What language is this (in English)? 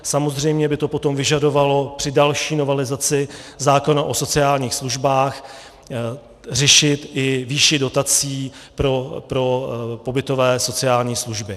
Czech